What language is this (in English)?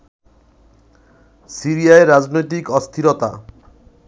Bangla